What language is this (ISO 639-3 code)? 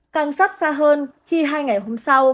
vie